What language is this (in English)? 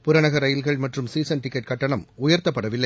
Tamil